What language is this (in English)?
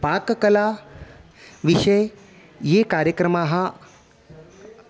Sanskrit